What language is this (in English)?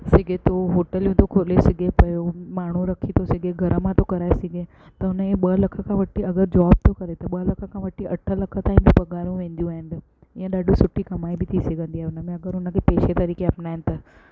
Sindhi